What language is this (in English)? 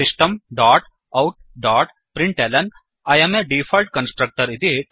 Sanskrit